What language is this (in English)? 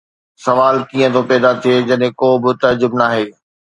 Sindhi